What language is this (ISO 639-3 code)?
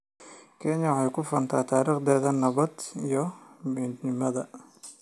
som